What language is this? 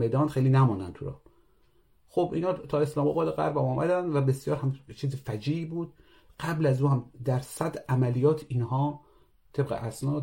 Persian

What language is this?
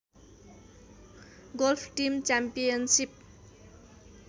Nepali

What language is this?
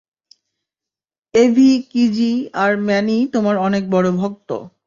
Bangla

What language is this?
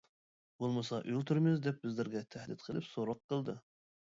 Uyghur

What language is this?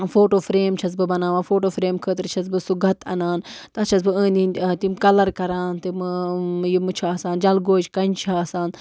Kashmiri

